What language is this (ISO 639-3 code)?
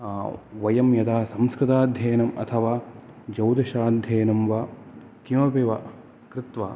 san